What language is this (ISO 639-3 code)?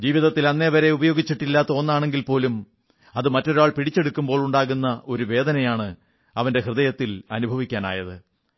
mal